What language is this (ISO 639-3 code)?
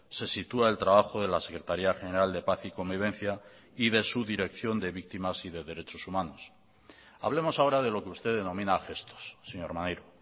spa